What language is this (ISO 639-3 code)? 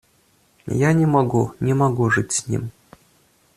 rus